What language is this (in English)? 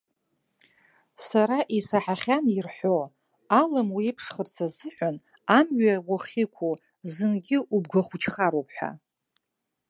Abkhazian